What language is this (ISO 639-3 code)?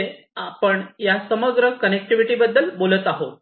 mar